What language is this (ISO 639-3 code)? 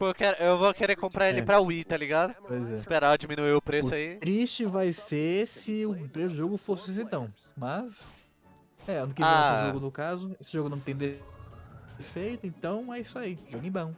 por